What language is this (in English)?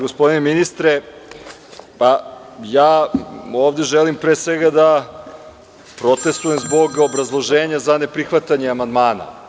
Serbian